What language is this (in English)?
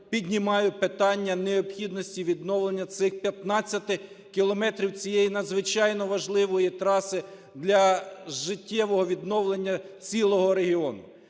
Ukrainian